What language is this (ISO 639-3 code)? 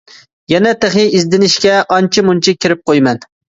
uig